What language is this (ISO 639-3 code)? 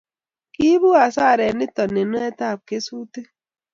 kln